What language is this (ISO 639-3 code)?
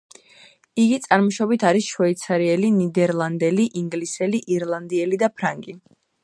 kat